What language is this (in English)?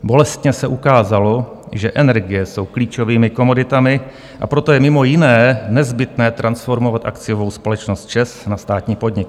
Czech